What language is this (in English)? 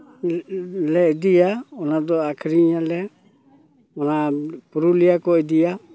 Santali